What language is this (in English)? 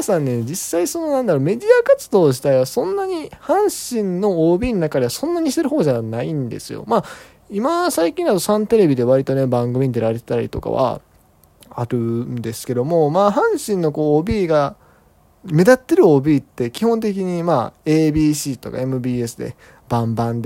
Japanese